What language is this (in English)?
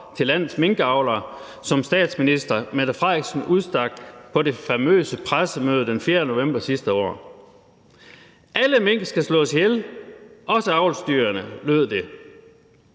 Danish